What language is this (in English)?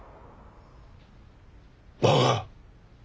Japanese